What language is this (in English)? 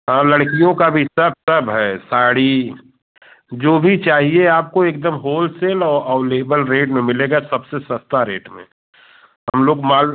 Hindi